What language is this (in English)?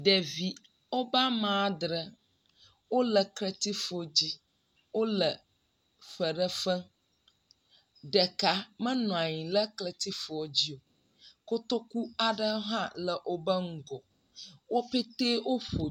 Ewe